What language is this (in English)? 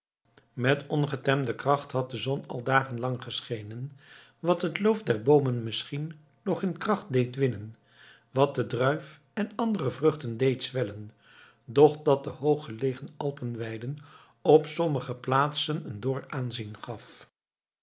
Dutch